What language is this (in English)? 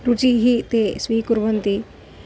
Sanskrit